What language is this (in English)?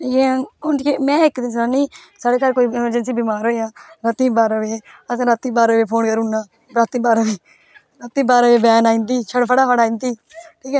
Dogri